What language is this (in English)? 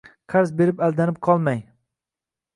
Uzbek